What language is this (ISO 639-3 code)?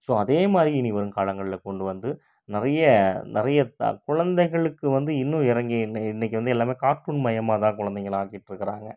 tam